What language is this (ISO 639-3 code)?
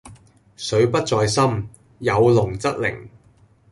yue